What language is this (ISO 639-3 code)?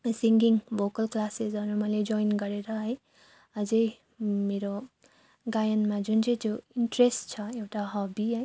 nep